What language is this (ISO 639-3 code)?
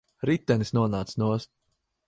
lav